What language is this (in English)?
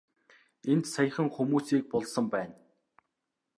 Mongolian